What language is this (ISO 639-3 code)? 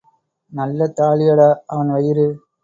tam